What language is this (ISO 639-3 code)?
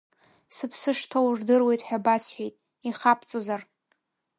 abk